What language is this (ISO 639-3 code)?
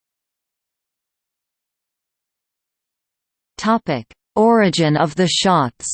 eng